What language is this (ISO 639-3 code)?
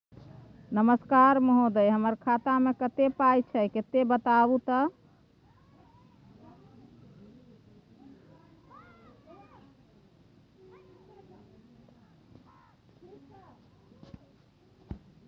mai